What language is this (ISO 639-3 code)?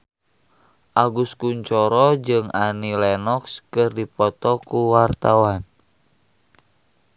sun